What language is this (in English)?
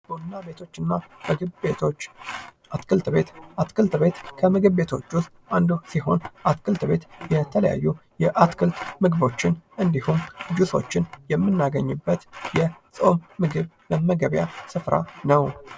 Amharic